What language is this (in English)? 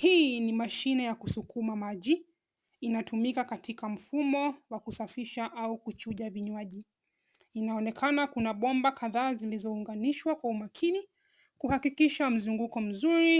Swahili